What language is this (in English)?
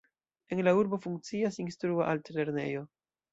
Esperanto